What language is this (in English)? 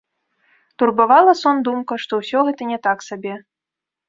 Belarusian